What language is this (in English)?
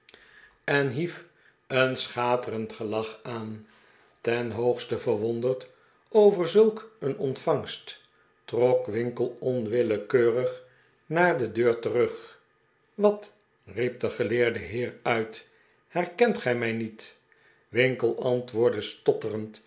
Dutch